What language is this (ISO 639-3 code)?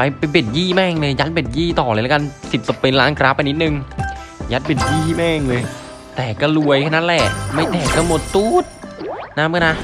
tha